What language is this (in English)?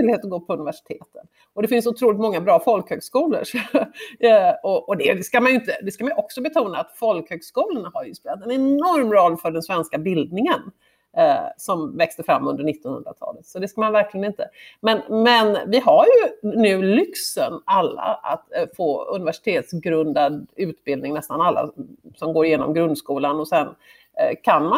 Swedish